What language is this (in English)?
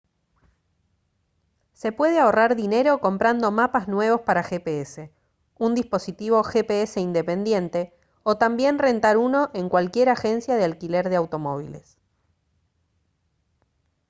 Spanish